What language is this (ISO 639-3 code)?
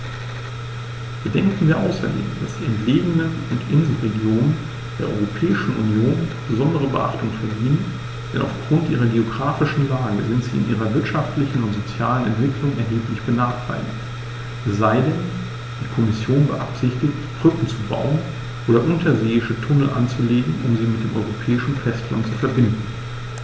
deu